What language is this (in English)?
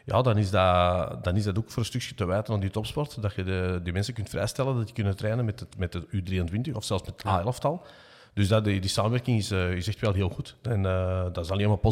Dutch